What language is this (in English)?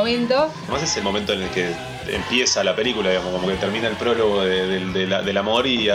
Spanish